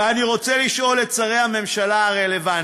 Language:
Hebrew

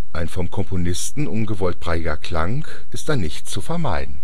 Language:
German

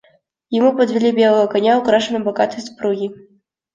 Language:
Russian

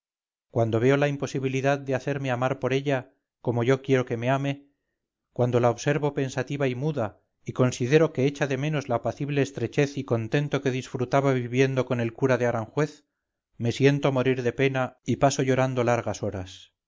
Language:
Spanish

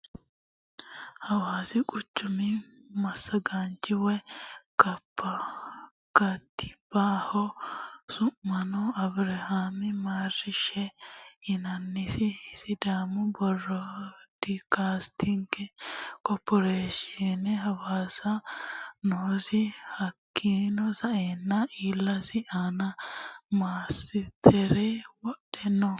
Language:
Sidamo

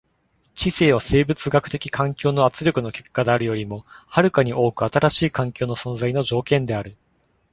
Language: Japanese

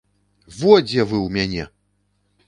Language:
Belarusian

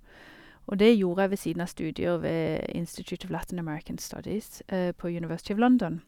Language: Norwegian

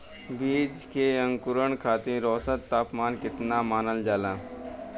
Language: Bhojpuri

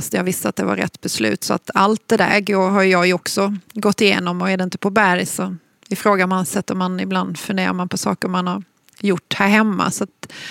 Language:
Swedish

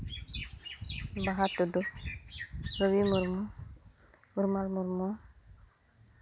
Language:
Santali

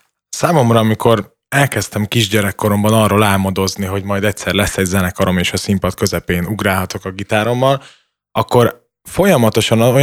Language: Hungarian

